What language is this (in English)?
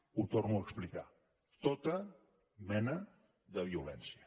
Catalan